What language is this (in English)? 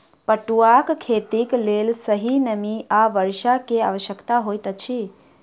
Maithili